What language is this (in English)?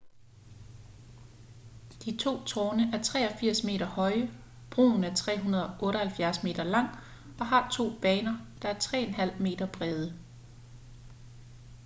Danish